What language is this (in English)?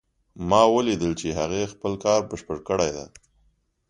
Pashto